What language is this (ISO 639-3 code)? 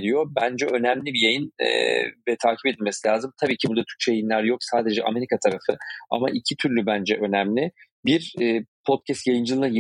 tur